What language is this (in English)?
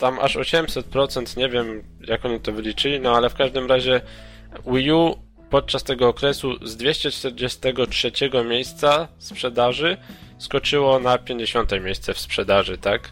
Polish